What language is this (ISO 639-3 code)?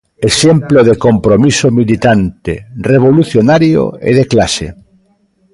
glg